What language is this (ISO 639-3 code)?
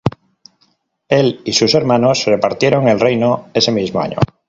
spa